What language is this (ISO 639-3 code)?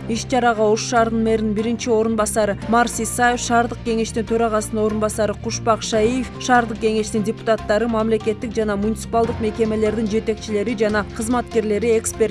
tur